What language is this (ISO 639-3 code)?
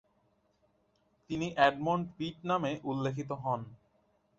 ben